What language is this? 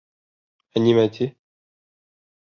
Bashkir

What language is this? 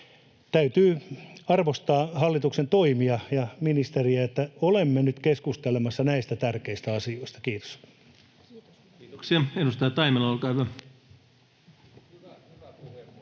Finnish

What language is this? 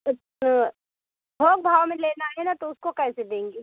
Hindi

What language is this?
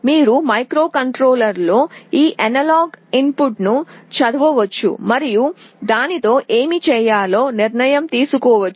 Telugu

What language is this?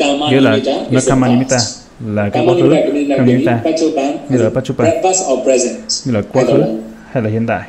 Vietnamese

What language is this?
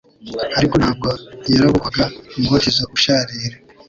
Kinyarwanda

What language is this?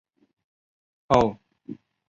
Chinese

